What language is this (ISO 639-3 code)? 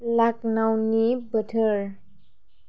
brx